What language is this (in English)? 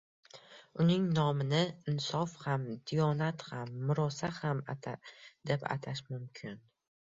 Uzbek